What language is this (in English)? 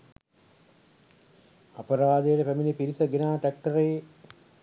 Sinhala